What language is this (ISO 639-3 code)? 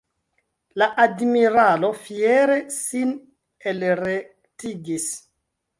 epo